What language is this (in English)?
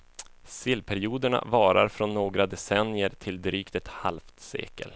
Swedish